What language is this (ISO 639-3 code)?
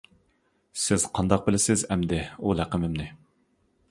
uig